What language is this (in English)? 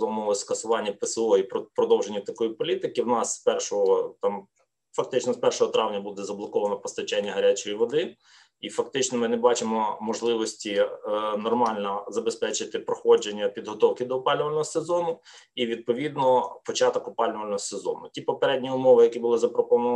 Ukrainian